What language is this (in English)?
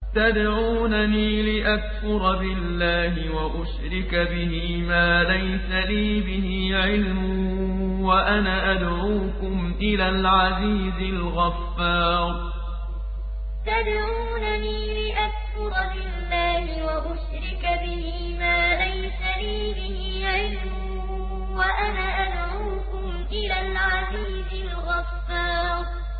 Arabic